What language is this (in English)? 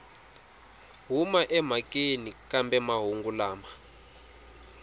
Tsonga